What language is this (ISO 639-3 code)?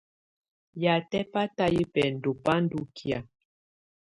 tvu